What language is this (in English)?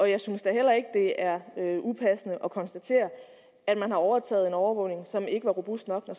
Danish